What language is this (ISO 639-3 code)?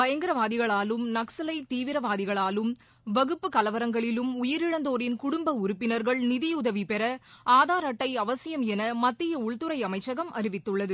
tam